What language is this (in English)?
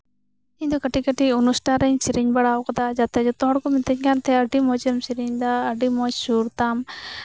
Santali